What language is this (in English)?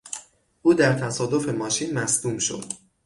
Persian